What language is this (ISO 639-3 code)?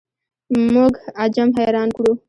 pus